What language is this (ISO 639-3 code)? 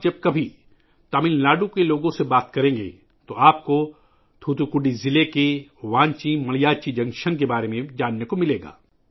urd